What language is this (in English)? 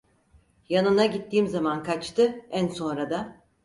Turkish